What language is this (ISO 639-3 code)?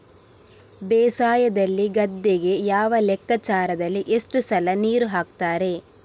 kan